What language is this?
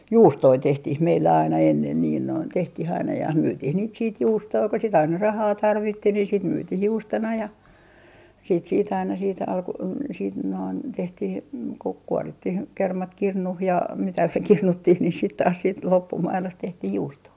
Finnish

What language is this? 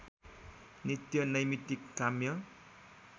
Nepali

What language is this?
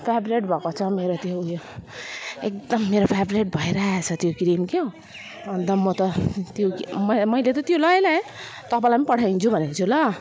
Nepali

